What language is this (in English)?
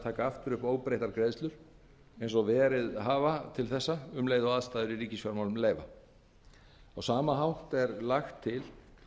Icelandic